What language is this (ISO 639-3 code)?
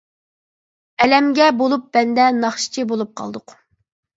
uig